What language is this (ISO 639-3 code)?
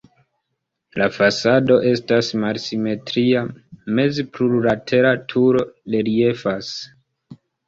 epo